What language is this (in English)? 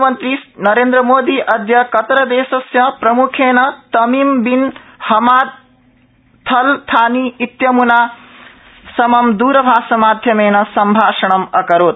Sanskrit